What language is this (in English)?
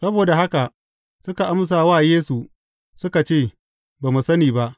Hausa